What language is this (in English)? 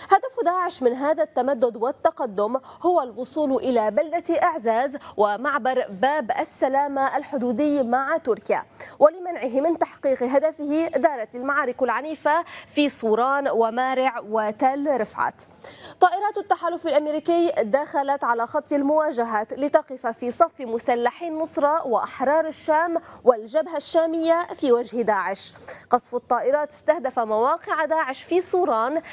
Arabic